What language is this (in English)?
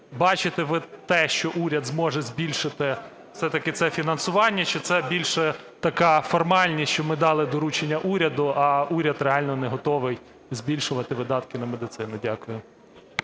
Ukrainian